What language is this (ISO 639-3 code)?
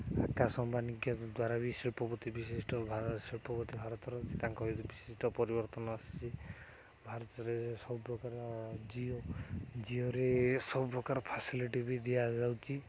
ori